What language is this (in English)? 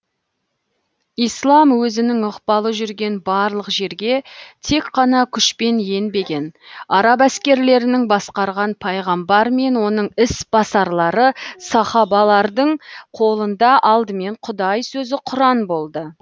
Kazakh